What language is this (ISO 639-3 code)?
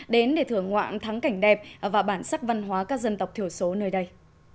vie